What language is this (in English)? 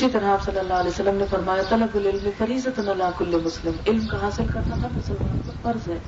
Urdu